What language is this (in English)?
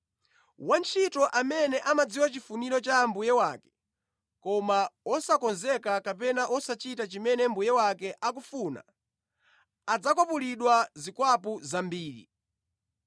Nyanja